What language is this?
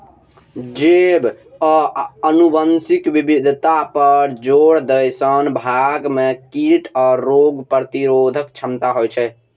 Maithili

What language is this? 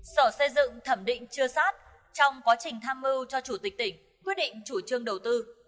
Vietnamese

